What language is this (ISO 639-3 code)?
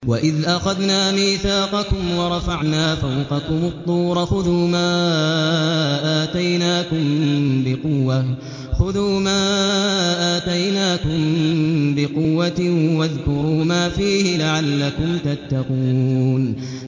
ara